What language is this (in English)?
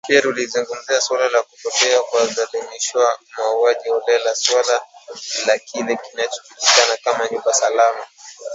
Swahili